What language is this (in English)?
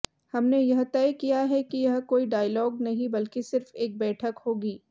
Hindi